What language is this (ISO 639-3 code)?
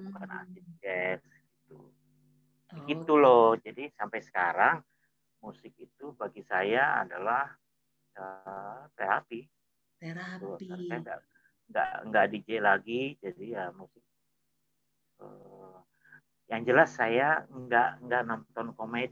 ind